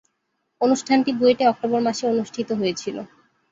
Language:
Bangla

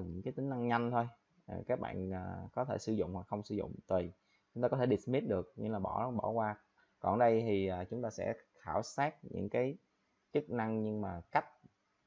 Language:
Vietnamese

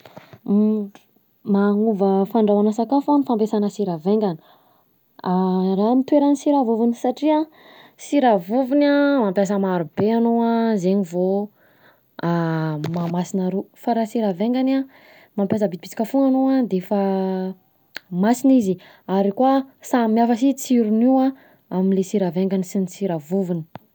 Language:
Southern Betsimisaraka Malagasy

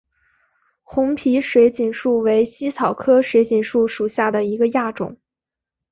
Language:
Chinese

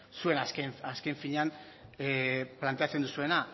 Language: Basque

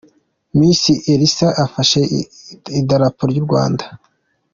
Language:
Kinyarwanda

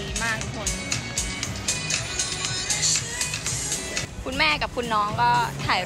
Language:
Thai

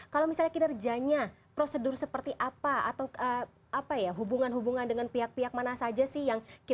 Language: Indonesian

